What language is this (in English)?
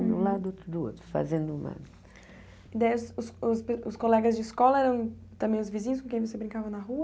Portuguese